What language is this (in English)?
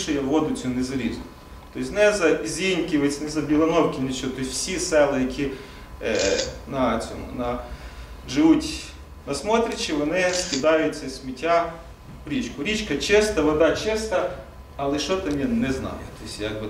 Ukrainian